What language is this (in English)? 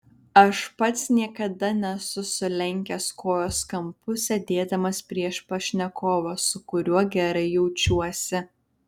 Lithuanian